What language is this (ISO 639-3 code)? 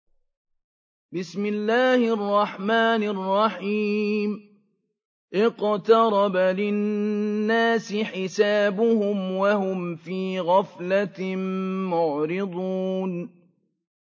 ara